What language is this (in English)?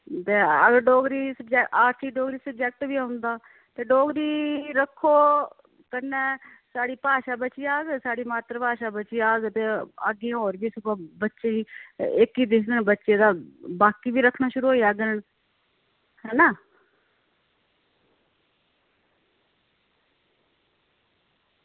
Dogri